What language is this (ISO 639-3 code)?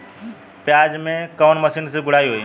bho